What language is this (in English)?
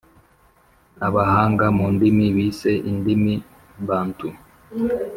Kinyarwanda